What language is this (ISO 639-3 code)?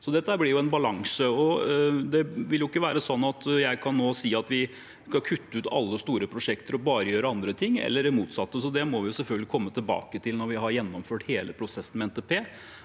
nor